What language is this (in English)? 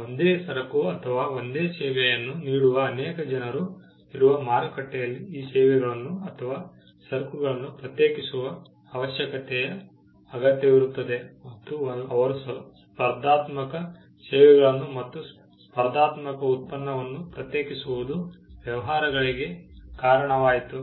Kannada